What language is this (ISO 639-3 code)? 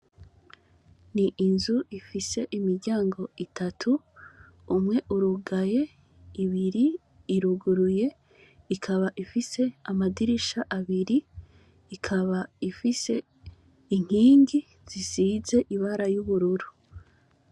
run